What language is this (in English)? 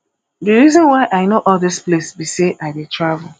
Nigerian Pidgin